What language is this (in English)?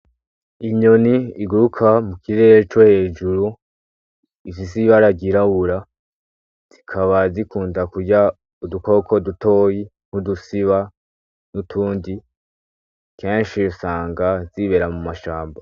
Rundi